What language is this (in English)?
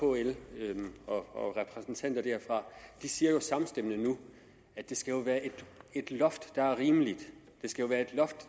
Danish